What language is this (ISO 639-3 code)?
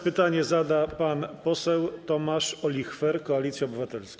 pol